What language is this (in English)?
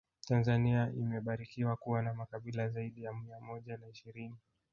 Swahili